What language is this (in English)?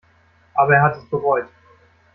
German